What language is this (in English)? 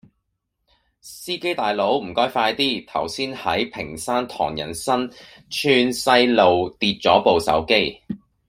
Cantonese